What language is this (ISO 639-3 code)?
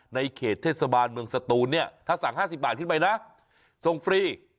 tha